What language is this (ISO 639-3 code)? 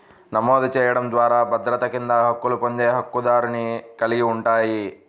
tel